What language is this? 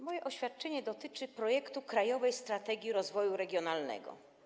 Polish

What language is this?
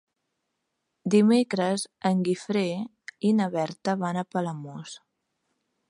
Catalan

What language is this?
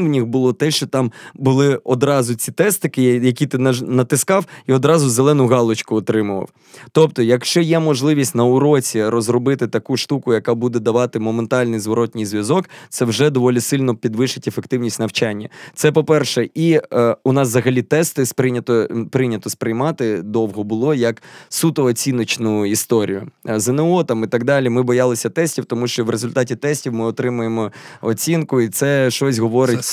Ukrainian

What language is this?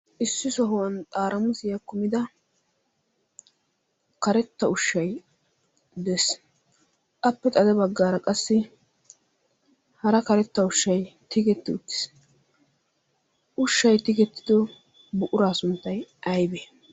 Wolaytta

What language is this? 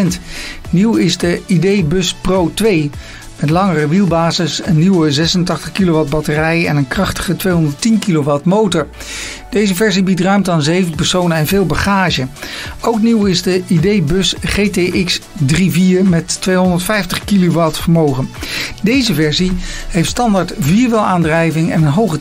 Dutch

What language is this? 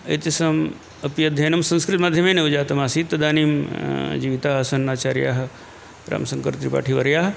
Sanskrit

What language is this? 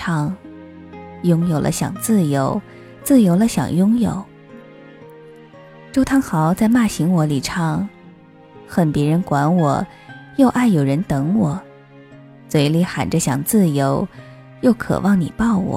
Chinese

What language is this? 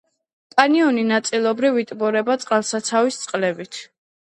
Georgian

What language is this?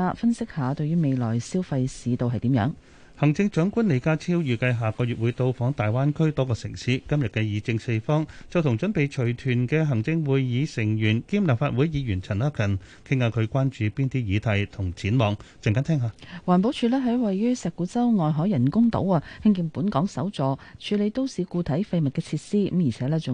Chinese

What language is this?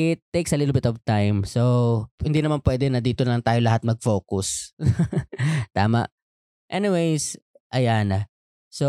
Filipino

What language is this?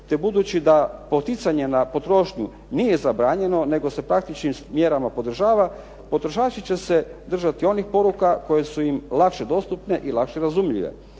Croatian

